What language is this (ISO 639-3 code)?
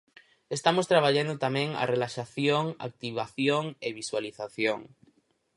glg